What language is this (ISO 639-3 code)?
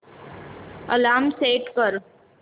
mar